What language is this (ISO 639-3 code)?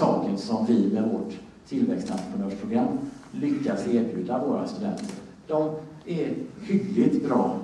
swe